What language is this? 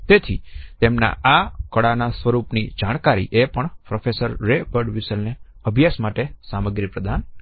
Gujarati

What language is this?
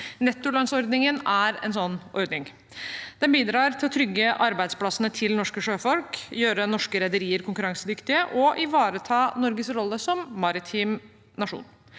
Norwegian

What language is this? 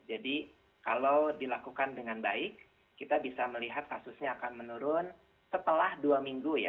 Indonesian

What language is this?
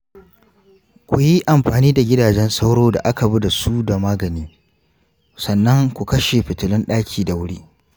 Hausa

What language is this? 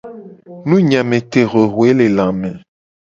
Gen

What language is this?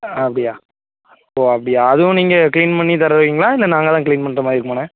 Tamil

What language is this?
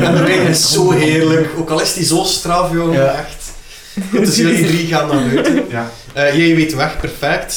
Dutch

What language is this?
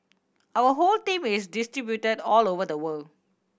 English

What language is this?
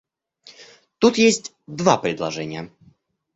Russian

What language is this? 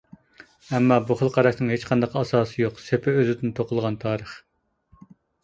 Uyghur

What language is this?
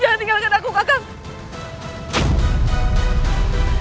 Indonesian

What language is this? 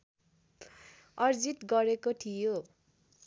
Nepali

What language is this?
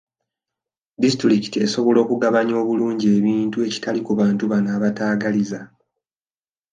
Ganda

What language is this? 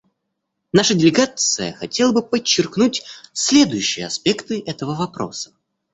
Russian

